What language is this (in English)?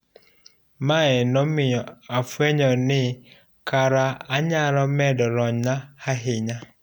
Luo (Kenya and Tanzania)